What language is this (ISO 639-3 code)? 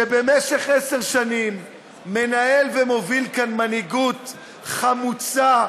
heb